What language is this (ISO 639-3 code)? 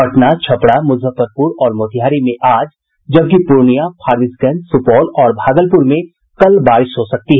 hin